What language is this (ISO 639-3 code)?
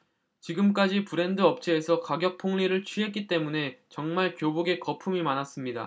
kor